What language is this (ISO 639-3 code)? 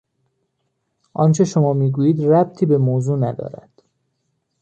fas